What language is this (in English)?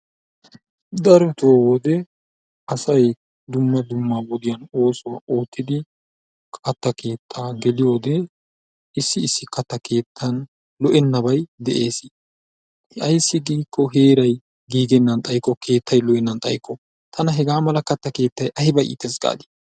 Wolaytta